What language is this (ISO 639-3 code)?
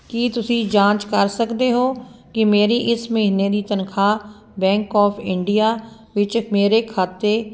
pan